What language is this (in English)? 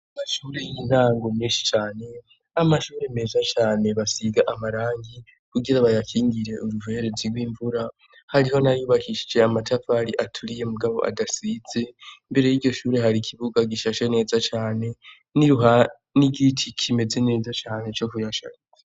Rundi